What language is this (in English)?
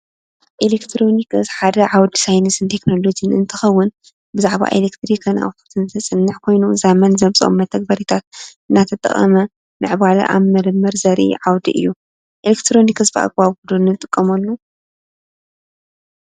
Tigrinya